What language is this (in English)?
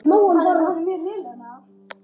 Icelandic